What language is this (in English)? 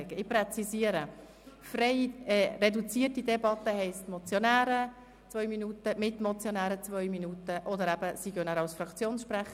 Swiss German